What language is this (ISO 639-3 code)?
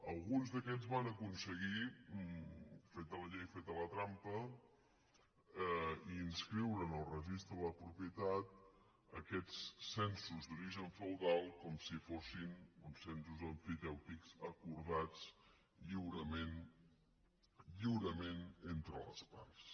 cat